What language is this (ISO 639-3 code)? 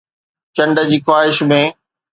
snd